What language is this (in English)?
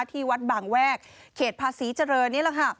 Thai